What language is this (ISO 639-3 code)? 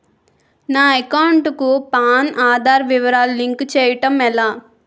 tel